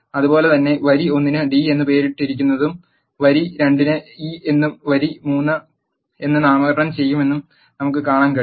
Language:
Malayalam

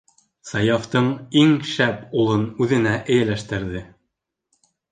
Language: Bashkir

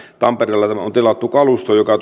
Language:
Finnish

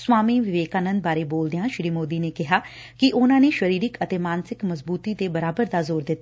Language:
Punjabi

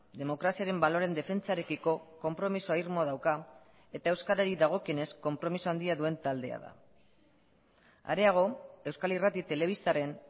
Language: Basque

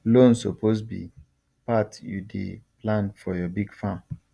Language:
Nigerian Pidgin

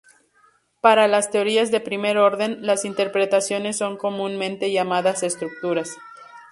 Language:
Spanish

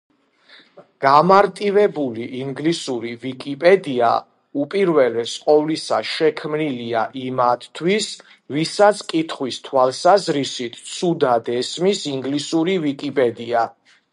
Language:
Georgian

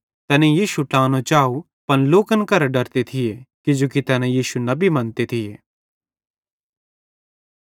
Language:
Bhadrawahi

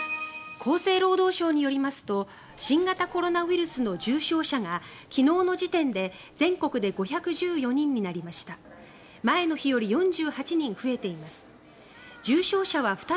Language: Japanese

